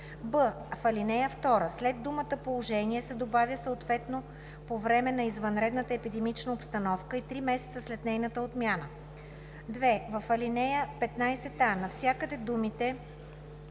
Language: Bulgarian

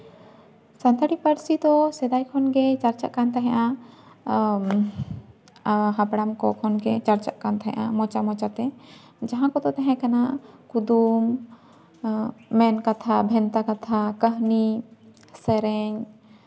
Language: Santali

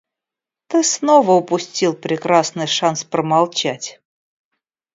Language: Russian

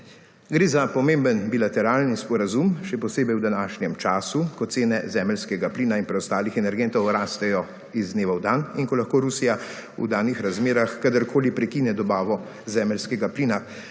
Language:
Slovenian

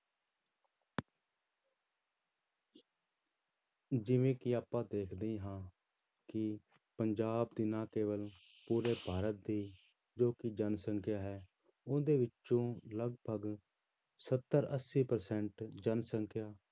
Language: Punjabi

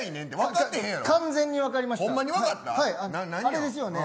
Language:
Japanese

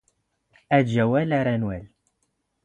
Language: Standard Moroccan Tamazight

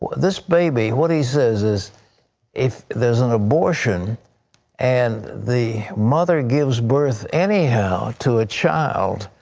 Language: English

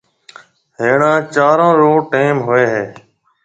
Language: Marwari (Pakistan)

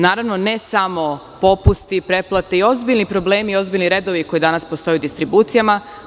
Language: Serbian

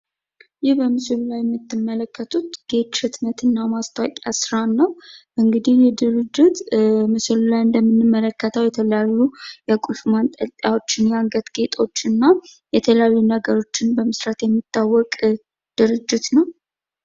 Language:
Amharic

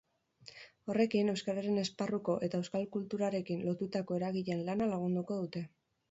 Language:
Basque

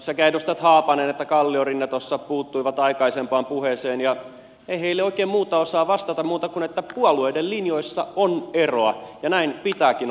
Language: Finnish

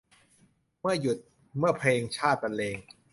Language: Thai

